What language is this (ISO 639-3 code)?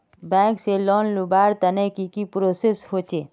mag